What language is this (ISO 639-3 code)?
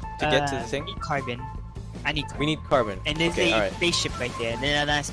eng